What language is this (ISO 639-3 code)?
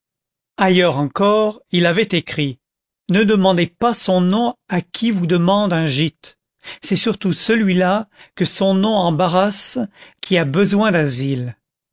fra